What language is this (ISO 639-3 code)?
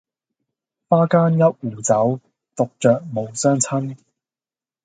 yue